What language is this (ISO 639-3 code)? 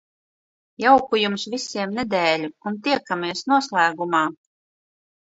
lav